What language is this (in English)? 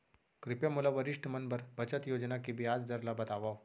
Chhattisgarhi